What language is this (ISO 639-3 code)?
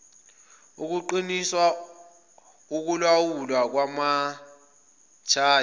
zul